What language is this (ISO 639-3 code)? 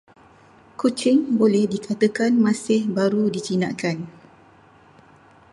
msa